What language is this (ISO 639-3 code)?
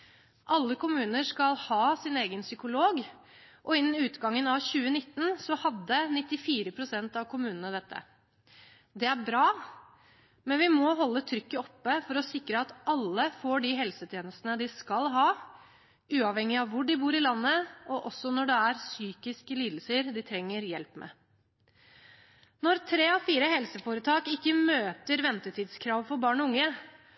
nob